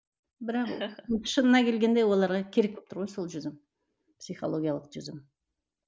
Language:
Kazakh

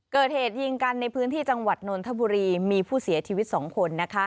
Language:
Thai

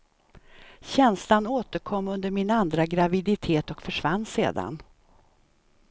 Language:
Swedish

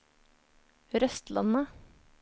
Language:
Norwegian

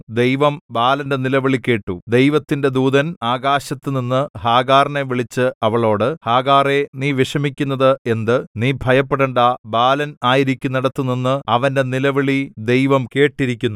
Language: Malayalam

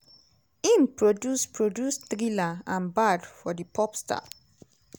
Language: Nigerian Pidgin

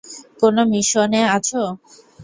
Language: Bangla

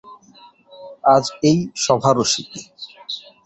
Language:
Bangla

